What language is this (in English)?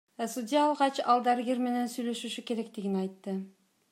Kyrgyz